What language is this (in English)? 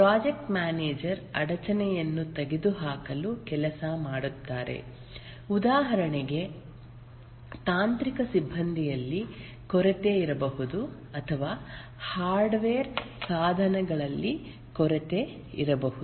Kannada